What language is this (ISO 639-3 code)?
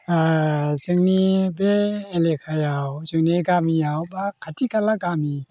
brx